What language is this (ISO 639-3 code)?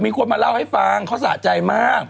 tha